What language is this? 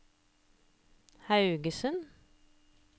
Norwegian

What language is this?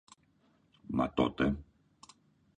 Greek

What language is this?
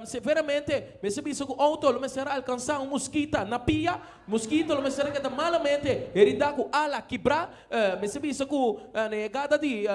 Portuguese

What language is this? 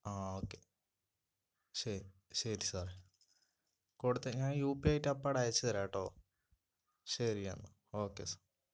Malayalam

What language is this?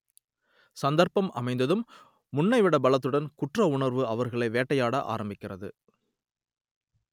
Tamil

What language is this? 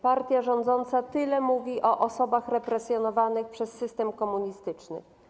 Polish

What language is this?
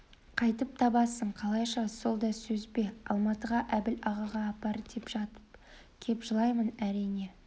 Kazakh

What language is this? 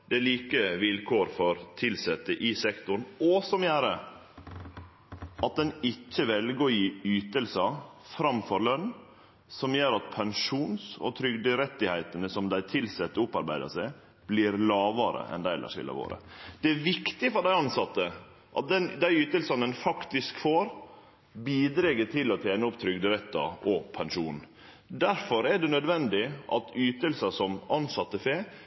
Norwegian Nynorsk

